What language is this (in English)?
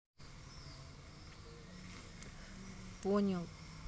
Russian